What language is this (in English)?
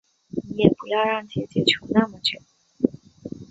Chinese